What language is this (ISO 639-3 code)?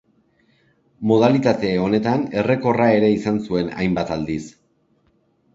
eus